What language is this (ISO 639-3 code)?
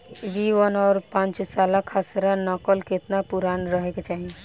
bho